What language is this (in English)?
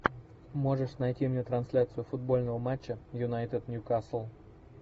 Russian